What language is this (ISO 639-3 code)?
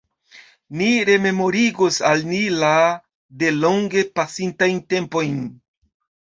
epo